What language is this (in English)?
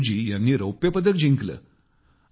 Marathi